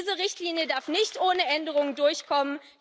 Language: German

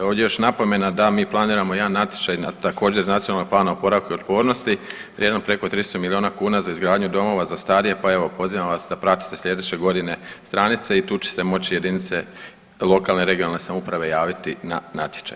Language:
Croatian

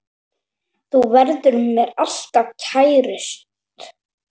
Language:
Icelandic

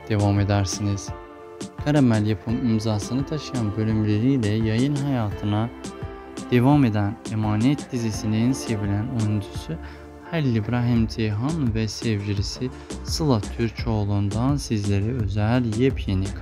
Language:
Turkish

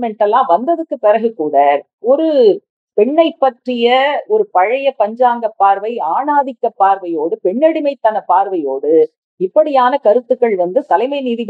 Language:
Italian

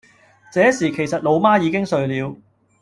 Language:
Cantonese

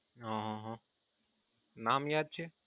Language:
Gujarati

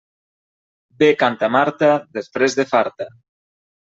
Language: Catalan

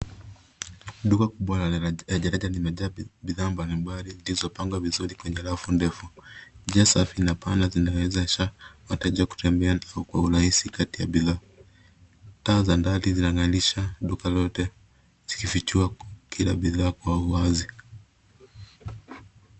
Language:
Swahili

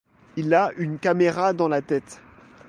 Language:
French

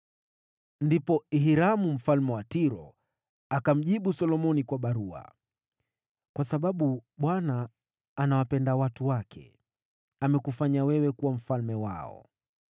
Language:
Swahili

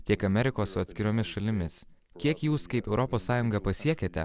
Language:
Lithuanian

